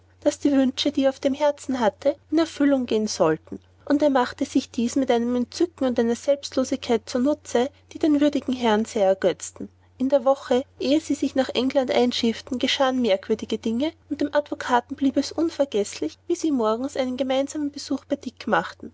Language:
German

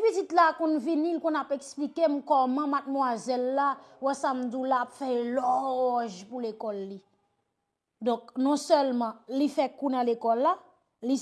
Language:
French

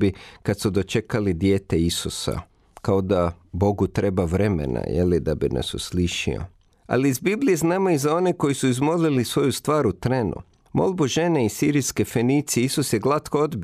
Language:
Croatian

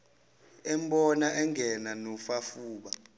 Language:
Zulu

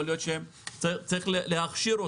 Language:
Hebrew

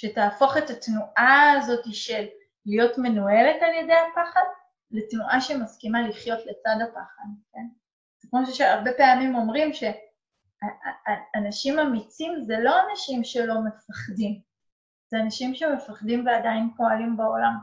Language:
Hebrew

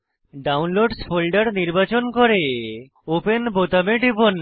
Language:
Bangla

